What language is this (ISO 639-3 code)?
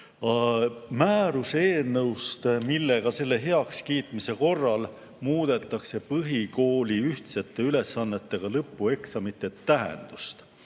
est